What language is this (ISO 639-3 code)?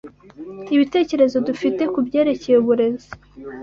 kin